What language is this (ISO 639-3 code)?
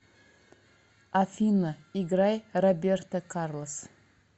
rus